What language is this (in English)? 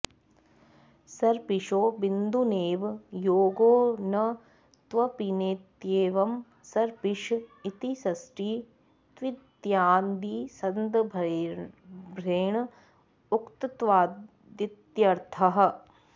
Sanskrit